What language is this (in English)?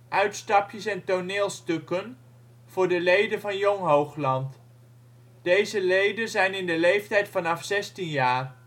Dutch